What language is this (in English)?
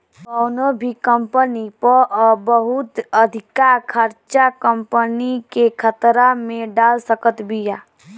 Bhojpuri